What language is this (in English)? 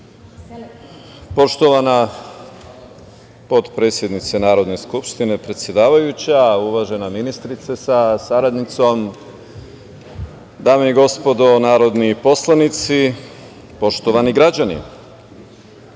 Serbian